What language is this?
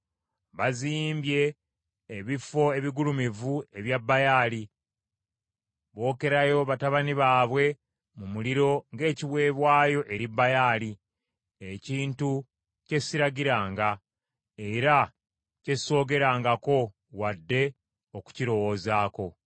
Ganda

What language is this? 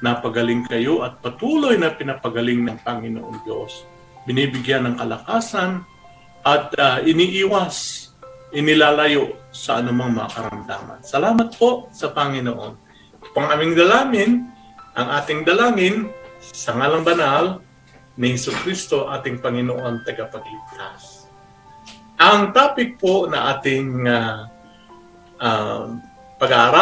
Filipino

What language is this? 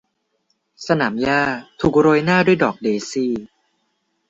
Thai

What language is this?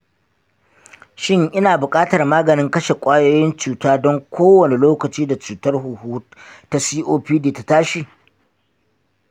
Hausa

